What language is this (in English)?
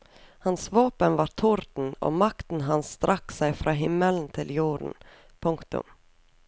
Norwegian